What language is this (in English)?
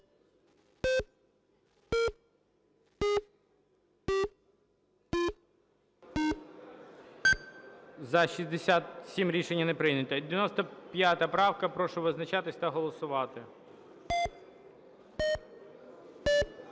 Ukrainian